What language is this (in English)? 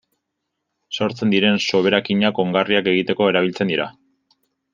Basque